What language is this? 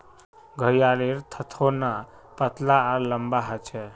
Magahi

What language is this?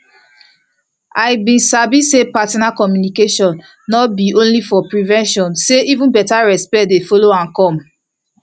Nigerian Pidgin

